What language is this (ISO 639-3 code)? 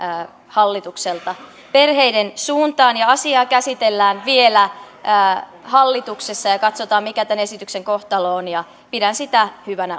fin